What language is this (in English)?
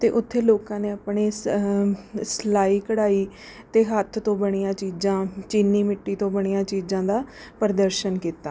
Punjabi